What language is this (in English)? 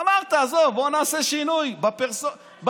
Hebrew